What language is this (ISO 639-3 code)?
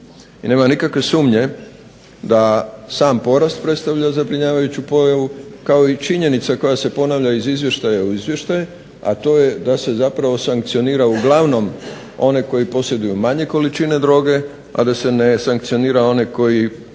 hrv